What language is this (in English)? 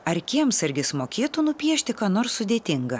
Lithuanian